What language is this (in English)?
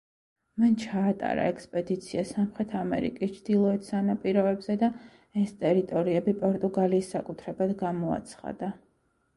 Georgian